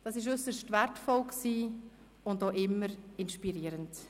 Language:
Swiss German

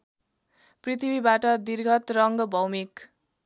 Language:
Nepali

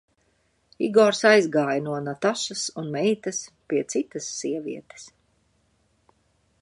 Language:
Latvian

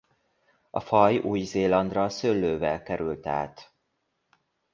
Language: Hungarian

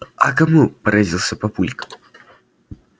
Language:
Russian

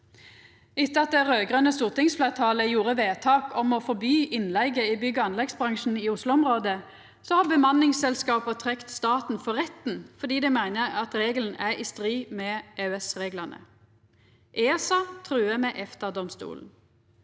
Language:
Norwegian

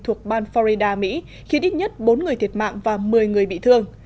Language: Vietnamese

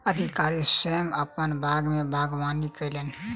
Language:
Maithili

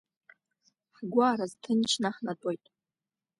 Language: Abkhazian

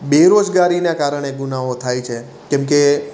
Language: Gujarati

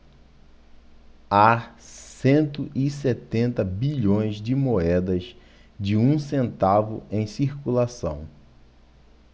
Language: Portuguese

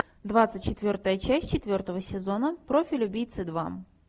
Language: Russian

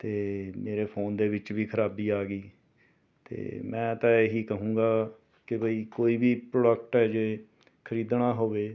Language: Punjabi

